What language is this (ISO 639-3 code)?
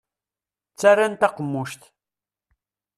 kab